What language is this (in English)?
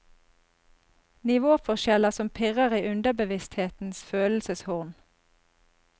Norwegian